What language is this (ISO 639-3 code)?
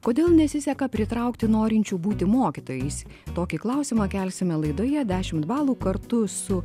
lit